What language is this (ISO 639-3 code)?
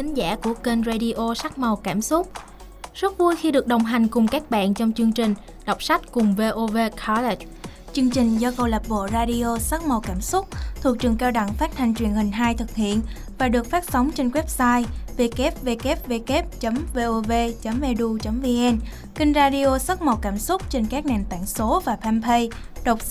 vie